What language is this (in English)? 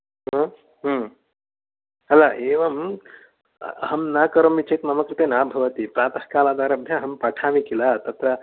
Sanskrit